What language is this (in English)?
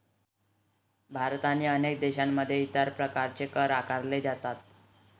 Marathi